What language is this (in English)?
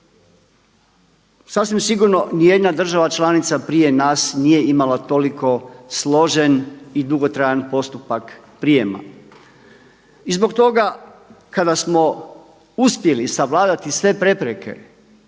Croatian